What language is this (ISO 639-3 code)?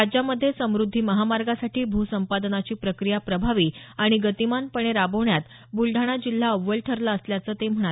mar